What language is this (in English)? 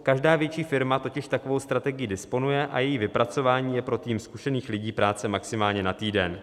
Czech